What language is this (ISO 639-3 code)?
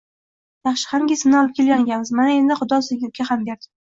uzb